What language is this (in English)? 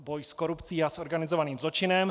Czech